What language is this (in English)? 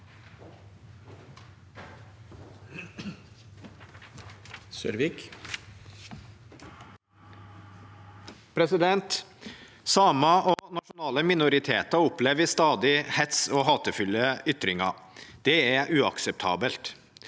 Norwegian